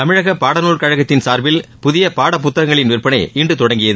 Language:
Tamil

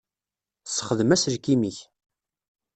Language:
Kabyle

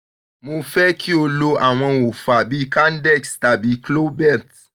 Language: Yoruba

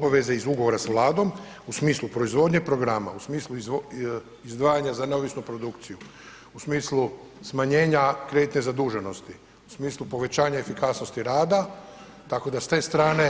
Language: Croatian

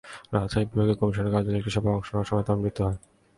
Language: Bangla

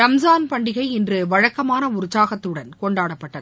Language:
Tamil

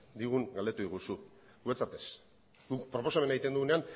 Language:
Basque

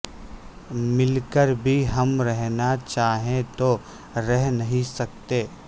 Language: Urdu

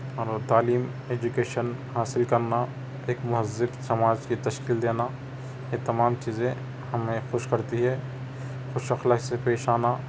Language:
Urdu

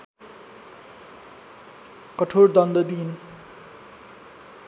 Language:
Nepali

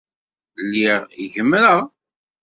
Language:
Kabyle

